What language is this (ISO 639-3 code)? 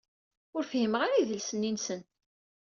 kab